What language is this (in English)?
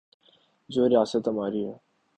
Urdu